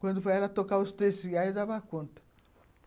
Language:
Portuguese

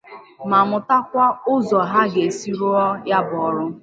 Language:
Igbo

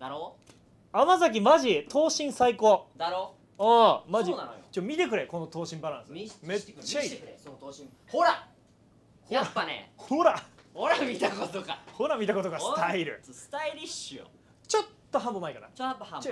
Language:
Japanese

